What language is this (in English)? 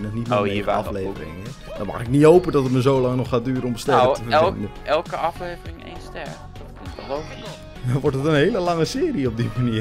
Dutch